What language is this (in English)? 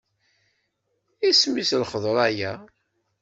Kabyle